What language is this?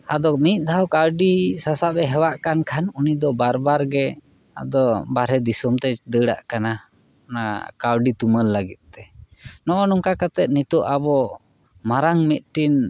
Santali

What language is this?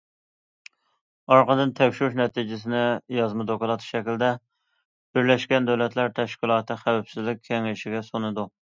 Uyghur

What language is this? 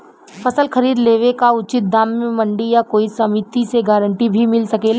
Bhojpuri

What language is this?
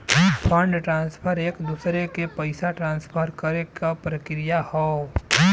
Bhojpuri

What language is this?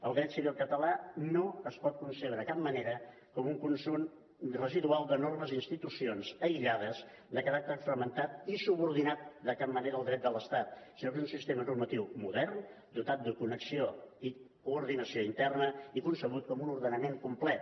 Catalan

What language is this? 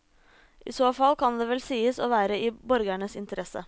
Norwegian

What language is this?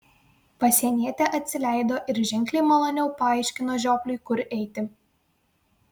Lithuanian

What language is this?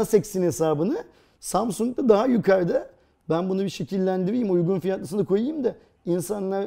Turkish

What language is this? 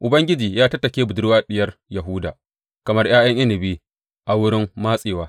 Hausa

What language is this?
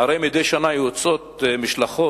Hebrew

